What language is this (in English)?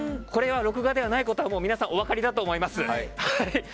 Japanese